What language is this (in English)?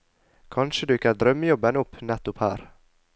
Norwegian